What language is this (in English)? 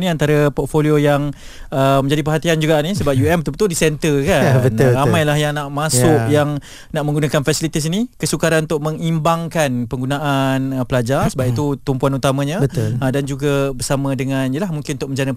Malay